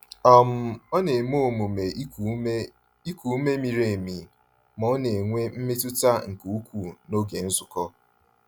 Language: Igbo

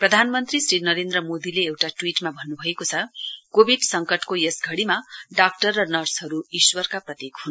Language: Nepali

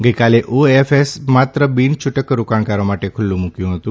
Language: Gujarati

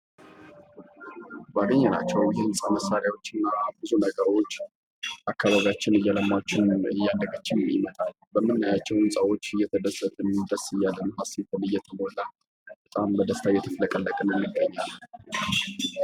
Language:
Amharic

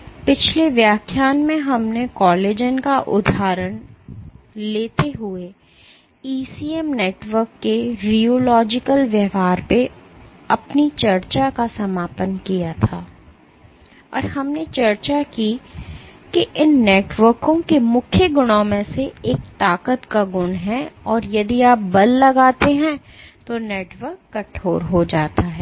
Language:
Hindi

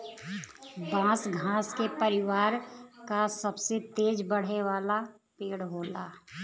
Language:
Bhojpuri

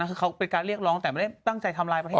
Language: Thai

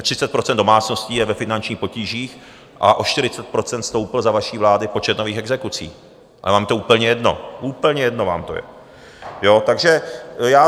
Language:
Czech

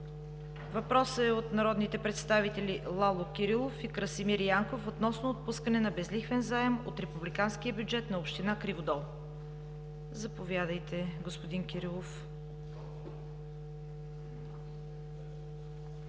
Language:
Bulgarian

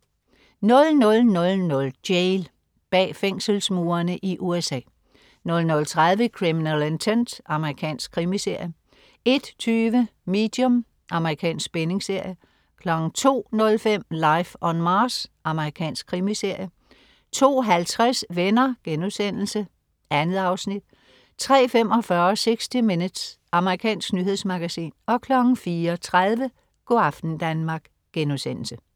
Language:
Danish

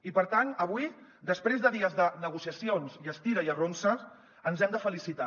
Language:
Catalan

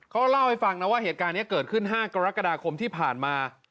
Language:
Thai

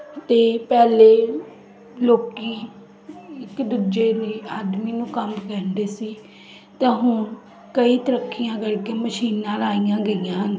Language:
Punjabi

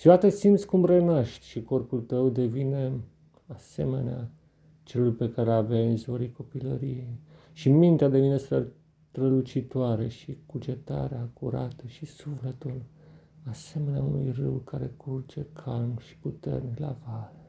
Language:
Romanian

